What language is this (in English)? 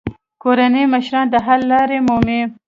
Pashto